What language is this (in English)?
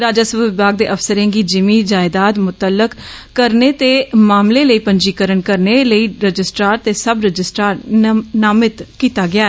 Dogri